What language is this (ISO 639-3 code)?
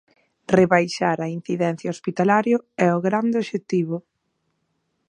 glg